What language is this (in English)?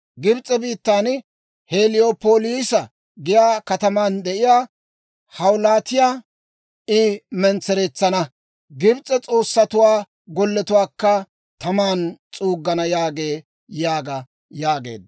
Dawro